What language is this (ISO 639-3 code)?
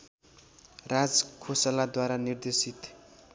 nep